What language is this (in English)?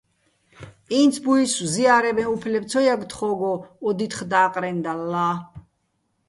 Bats